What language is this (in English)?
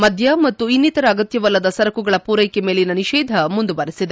Kannada